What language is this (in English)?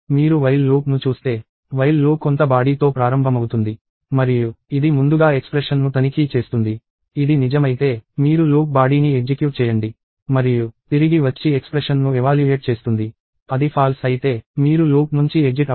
Telugu